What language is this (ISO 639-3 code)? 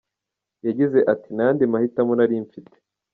kin